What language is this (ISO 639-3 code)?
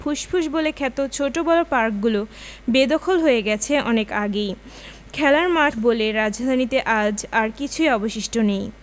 ben